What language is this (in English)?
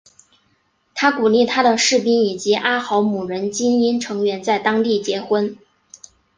Chinese